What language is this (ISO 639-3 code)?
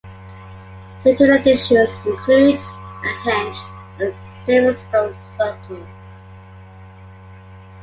eng